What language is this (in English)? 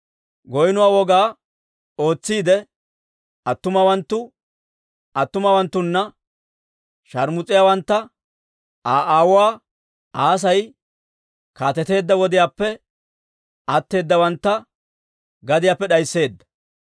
Dawro